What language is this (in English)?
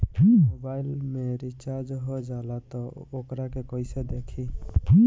Bhojpuri